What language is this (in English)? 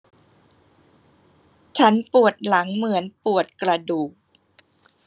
Thai